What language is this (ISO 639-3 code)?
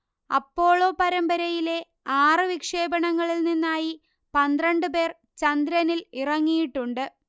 mal